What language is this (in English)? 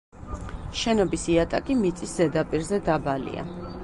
Georgian